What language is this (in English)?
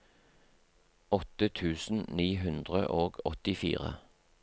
Norwegian